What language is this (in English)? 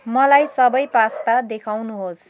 Nepali